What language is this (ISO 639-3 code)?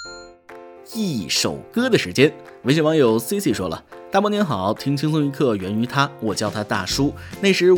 zho